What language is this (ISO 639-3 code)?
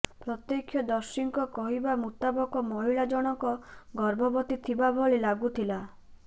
ori